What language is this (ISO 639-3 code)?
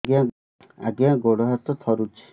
ori